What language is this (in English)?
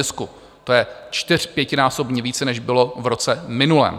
Czech